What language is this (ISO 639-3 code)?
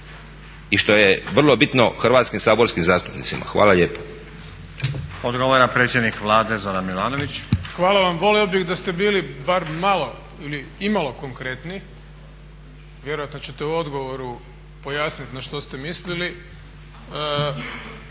hrv